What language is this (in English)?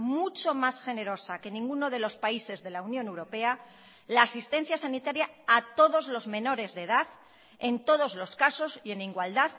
Spanish